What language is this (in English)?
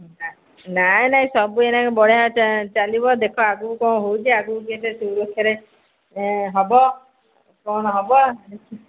Odia